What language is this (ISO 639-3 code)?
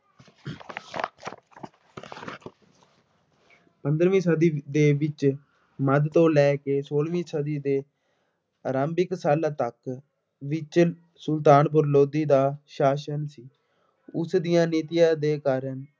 pan